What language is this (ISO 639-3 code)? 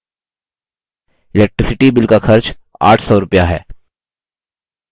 hin